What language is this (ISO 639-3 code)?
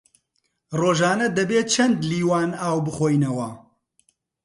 ckb